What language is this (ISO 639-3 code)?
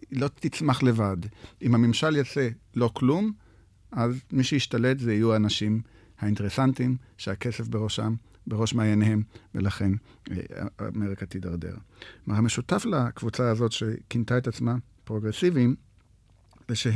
heb